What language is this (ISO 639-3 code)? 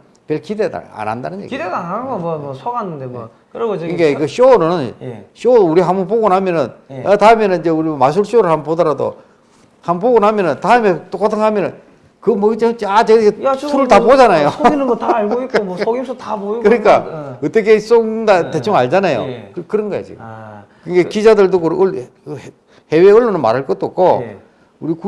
kor